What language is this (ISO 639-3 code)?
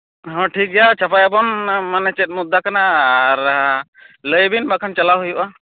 sat